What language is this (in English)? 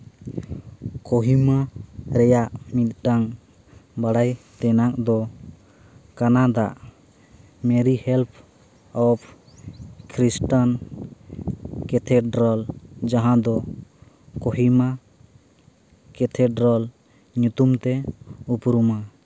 Santali